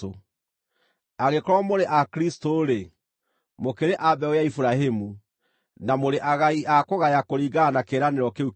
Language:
Kikuyu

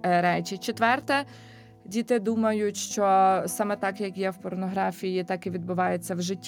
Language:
Ukrainian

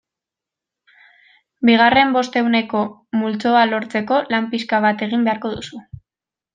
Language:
Basque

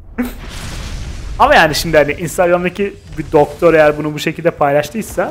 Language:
Turkish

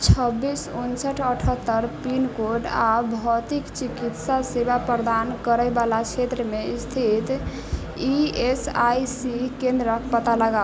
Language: Maithili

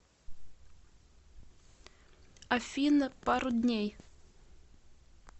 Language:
Russian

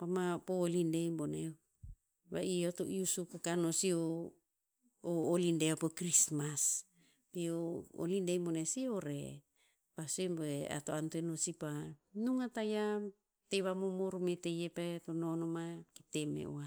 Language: Tinputz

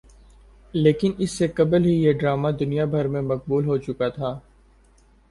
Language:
Urdu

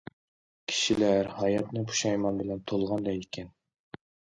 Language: Uyghur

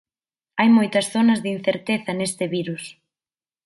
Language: Galician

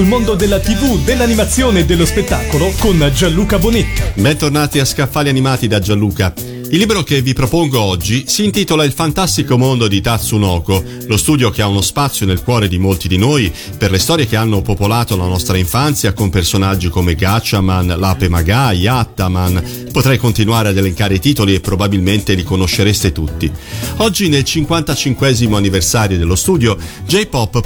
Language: Italian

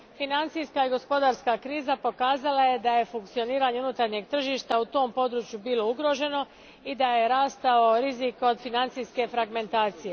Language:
Croatian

